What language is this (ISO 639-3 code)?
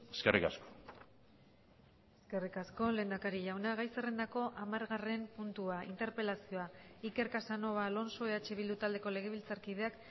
eus